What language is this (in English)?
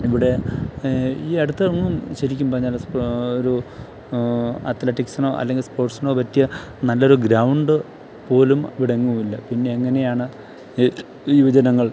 Malayalam